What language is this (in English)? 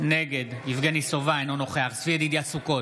Hebrew